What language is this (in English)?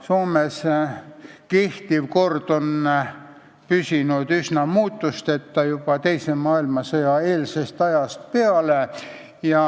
Estonian